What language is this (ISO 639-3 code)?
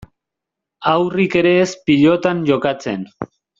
eus